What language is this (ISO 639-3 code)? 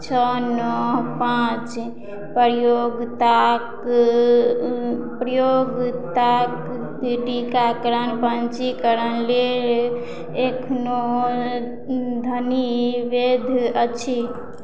mai